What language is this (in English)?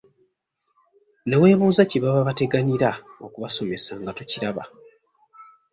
Ganda